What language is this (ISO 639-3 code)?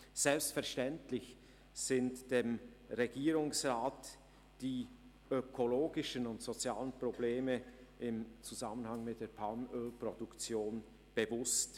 gsw